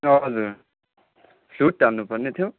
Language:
Nepali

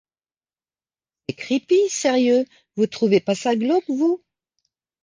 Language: French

